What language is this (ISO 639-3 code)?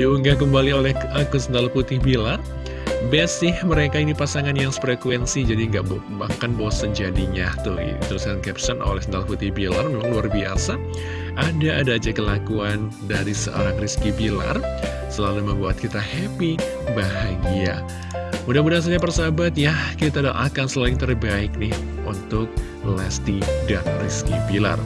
ind